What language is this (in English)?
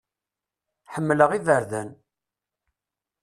Kabyle